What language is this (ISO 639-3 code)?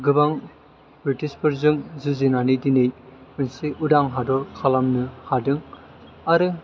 brx